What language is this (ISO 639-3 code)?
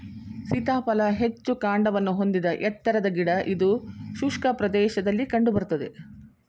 kan